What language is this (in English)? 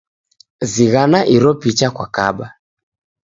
Taita